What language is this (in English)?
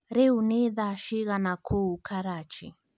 Kikuyu